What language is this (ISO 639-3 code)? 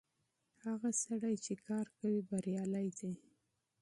pus